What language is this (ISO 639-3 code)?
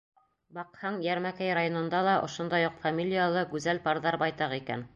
bak